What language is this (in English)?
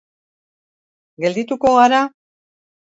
Basque